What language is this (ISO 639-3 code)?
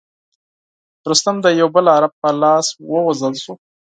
pus